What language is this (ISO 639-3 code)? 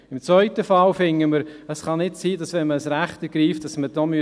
gsw